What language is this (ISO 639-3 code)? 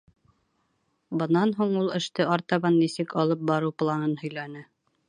bak